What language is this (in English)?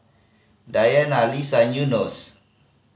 English